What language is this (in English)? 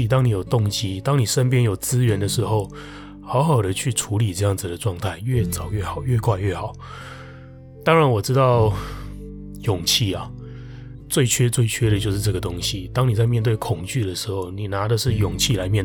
Chinese